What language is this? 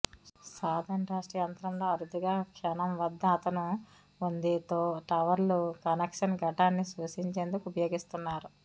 Telugu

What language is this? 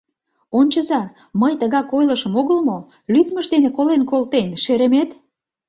Mari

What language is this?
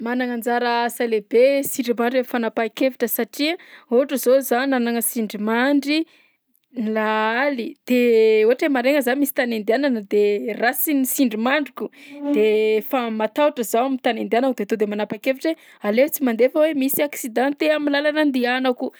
Southern Betsimisaraka Malagasy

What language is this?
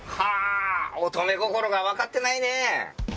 Japanese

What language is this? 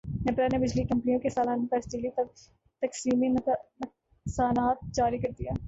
Urdu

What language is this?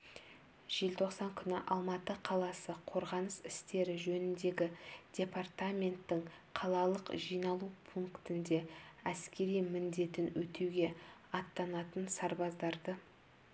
Kazakh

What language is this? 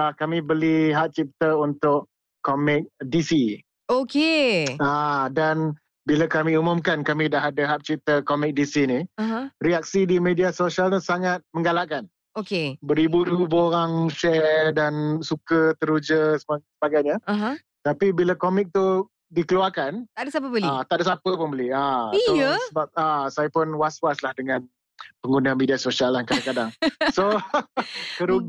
Malay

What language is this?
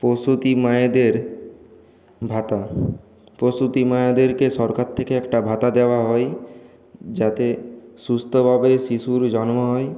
Bangla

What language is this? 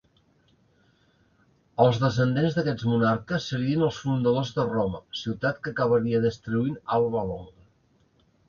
Catalan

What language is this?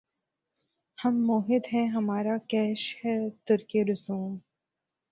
Urdu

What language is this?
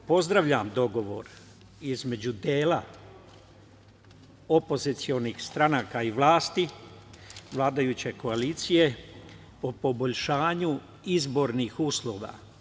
Serbian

